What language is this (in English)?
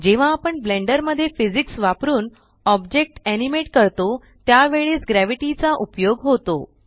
Marathi